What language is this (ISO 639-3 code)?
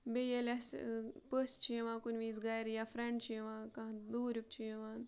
kas